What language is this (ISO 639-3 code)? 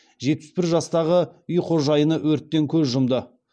kaz